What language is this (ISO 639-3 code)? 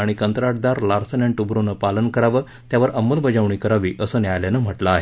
mar